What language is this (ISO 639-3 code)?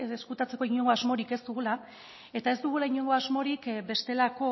eus